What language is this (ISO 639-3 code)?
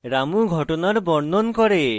ben